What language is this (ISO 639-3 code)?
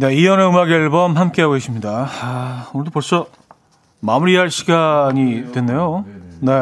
kor